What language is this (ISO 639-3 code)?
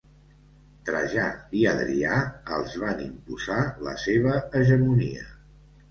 cat